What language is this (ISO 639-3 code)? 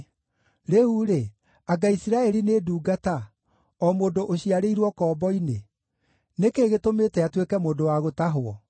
kik